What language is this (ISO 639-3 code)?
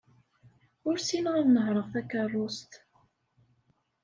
kab